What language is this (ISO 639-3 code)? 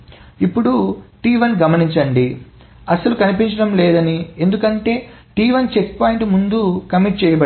tel